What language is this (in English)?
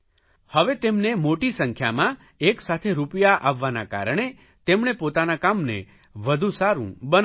Gujarati